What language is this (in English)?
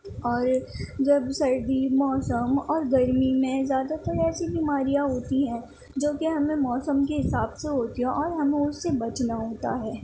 Urdu